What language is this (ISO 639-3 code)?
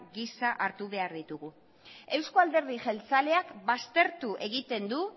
eus